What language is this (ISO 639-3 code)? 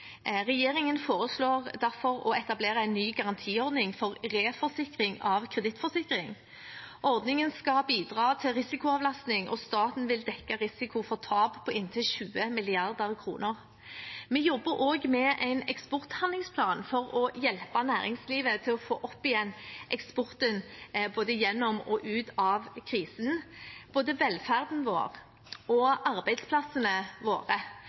nob